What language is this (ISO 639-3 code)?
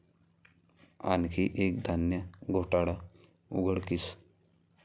mar